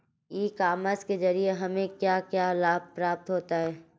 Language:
Hindi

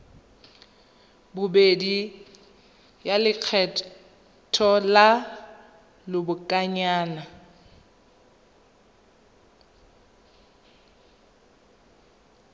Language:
Tswana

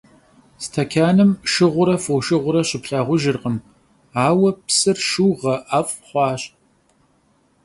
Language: Kabardian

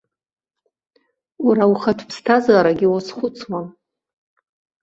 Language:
Abkhazian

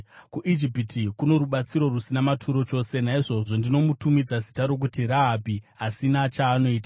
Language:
Shona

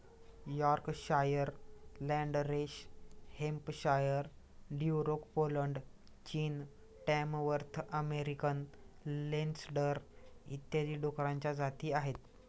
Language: Marathi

